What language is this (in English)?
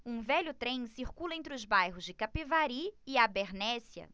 Portuguese